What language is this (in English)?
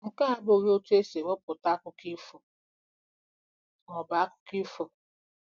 Igbo